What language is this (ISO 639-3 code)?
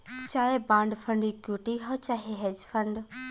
bho